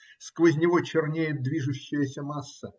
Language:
Russian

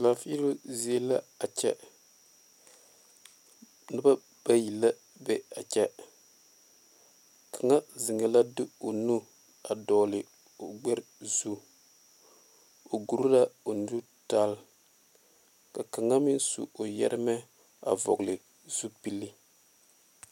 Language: Southern Dagaare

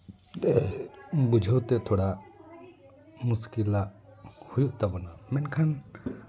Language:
Santali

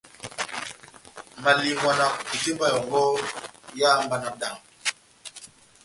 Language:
Batanga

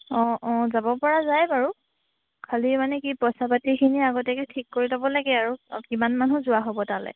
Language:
Assamese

